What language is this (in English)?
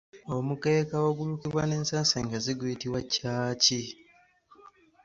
Ganda